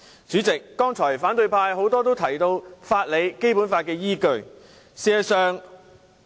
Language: Cantonese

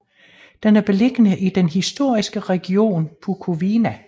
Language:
Danish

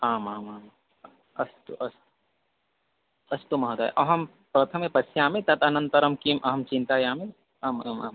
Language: Sanskrit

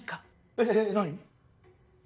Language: Japanese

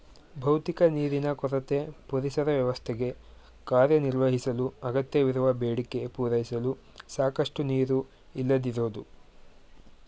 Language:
Kannada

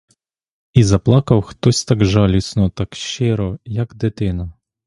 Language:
Ukrainian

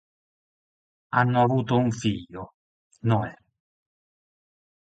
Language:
Italian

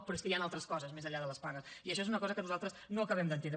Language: Catalan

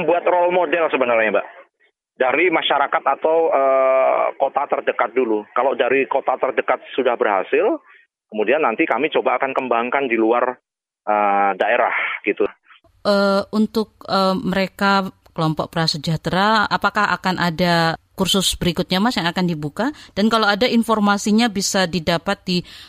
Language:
Indonesian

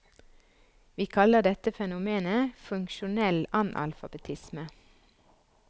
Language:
Norwegian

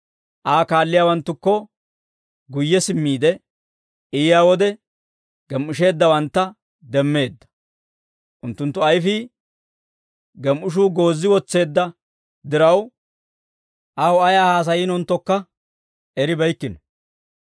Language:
Dawro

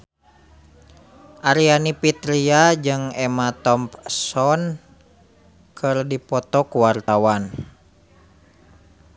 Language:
Sundanese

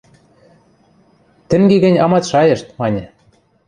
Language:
Western Mari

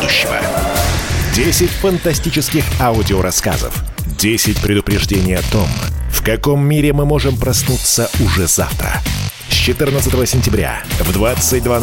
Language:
Russian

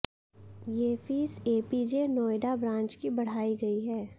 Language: Hindi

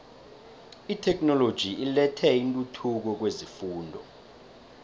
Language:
South Ndebele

